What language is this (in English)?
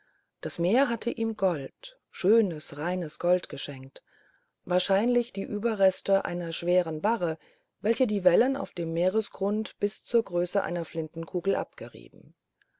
German